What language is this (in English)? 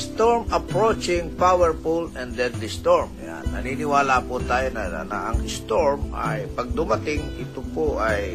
Filipino